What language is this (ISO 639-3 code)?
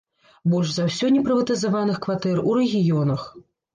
bel